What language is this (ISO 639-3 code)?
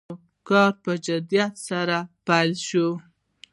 pus